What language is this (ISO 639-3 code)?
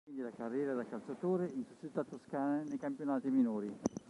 ita